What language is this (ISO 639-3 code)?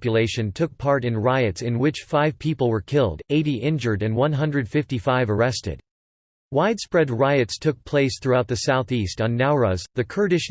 eng